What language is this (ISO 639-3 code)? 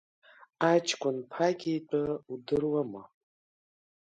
abk